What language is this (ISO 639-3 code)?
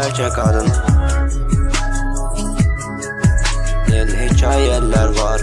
tur